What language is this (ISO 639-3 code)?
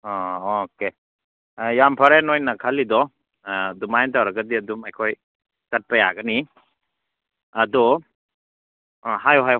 mni